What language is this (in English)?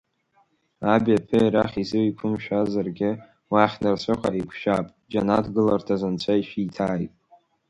Abkhazian